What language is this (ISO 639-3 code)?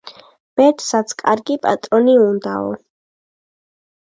kat